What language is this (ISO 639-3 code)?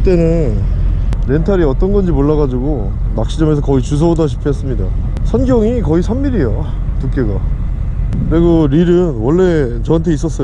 kor